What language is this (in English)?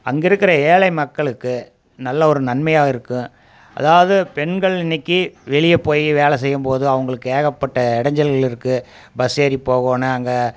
Tamil